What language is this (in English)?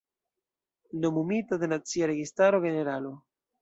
Esperanto